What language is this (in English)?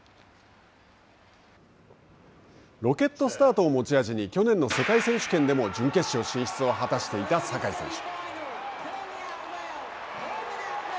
Japanese